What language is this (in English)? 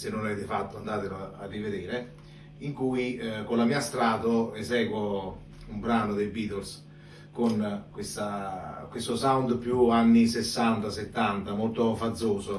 Italian